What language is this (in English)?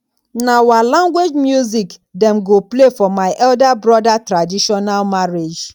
Nigerian Pidgin